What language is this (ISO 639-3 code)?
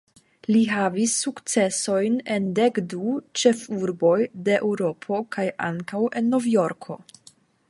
epo